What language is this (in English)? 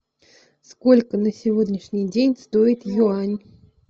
Russian